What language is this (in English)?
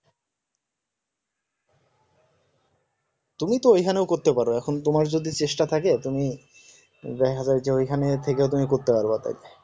Bangla